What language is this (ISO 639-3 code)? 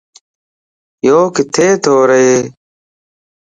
lss